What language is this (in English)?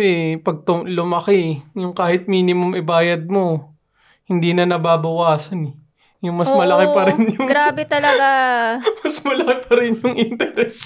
Filipino